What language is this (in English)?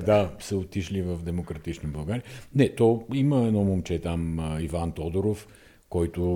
Bulgarian